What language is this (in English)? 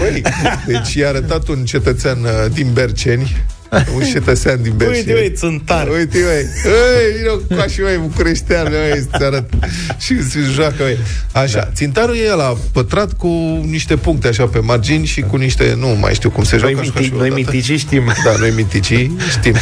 Romanian